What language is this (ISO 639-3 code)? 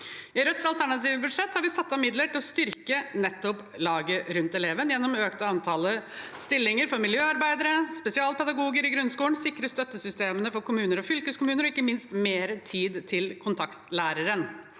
nor